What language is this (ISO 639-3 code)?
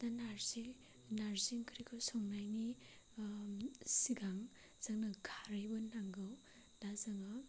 brx